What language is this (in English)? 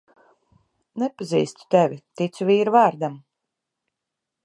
Latvian